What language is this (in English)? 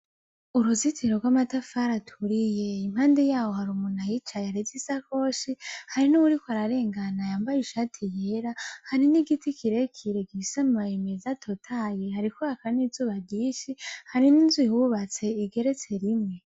Rundi